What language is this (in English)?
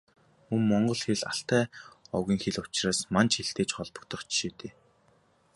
Mongolian